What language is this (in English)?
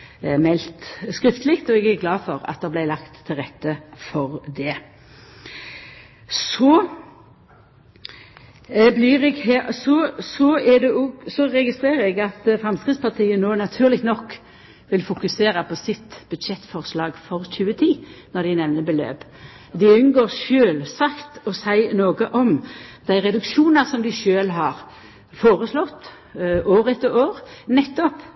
Norwegian Nynorsk